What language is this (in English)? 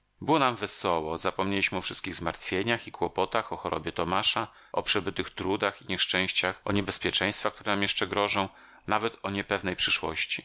Polish